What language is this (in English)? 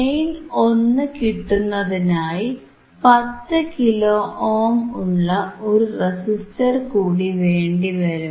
Malayalam